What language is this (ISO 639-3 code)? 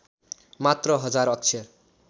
nep